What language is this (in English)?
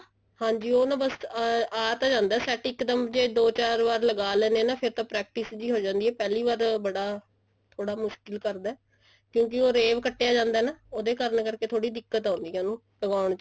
Punjabi